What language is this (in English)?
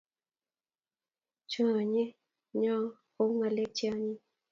Kalenjin